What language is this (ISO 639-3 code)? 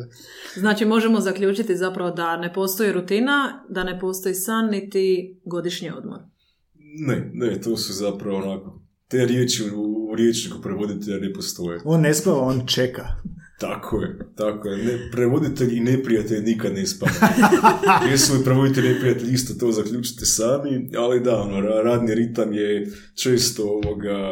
hrv